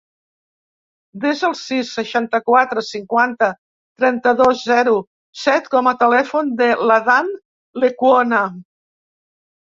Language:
Catalan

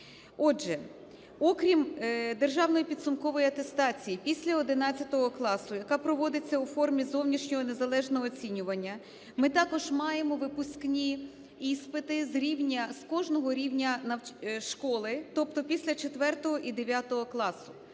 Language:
Ukrainian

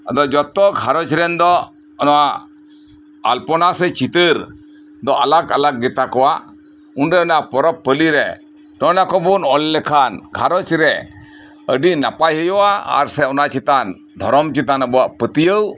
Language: Santali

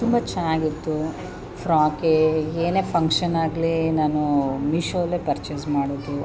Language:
Kannada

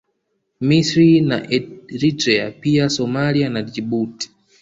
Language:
Swahili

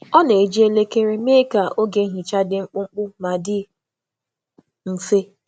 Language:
Igbo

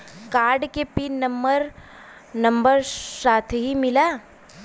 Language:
Bhojpuri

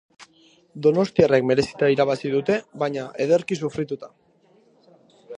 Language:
Basque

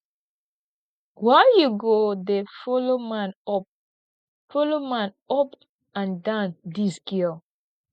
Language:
Nigerian Pidgin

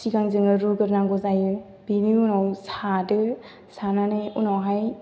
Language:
Bodo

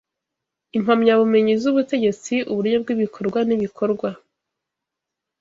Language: Kinyarwanda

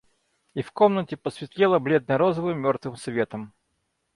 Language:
Russian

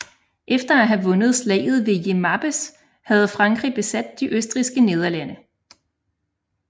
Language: Danish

